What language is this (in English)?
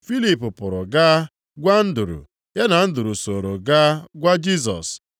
Igbo